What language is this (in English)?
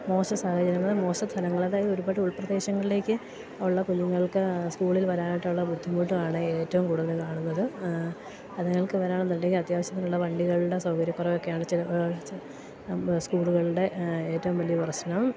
Malayalam